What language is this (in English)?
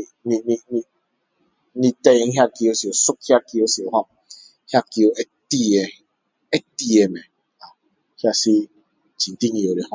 Min Dong Chinese